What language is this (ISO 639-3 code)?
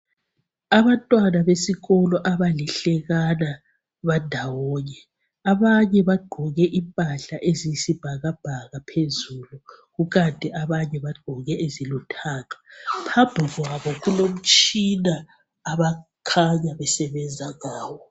nde